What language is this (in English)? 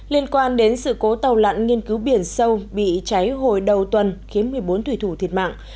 Vietnamese